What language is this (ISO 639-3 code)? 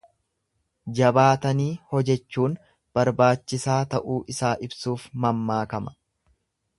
orm